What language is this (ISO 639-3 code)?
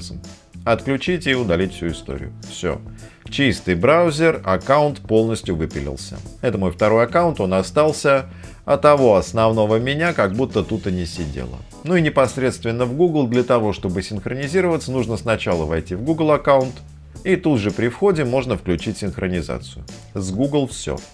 rus